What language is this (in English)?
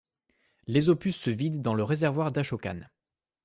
French